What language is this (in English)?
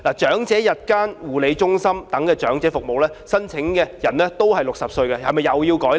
Cantonese